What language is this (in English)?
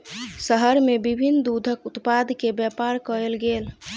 Maithili